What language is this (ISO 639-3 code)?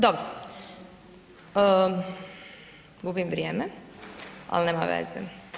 hrv